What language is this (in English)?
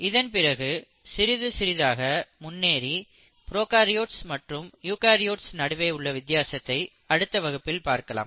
Tamil